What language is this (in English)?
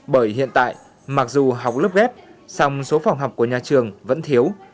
Vietnamese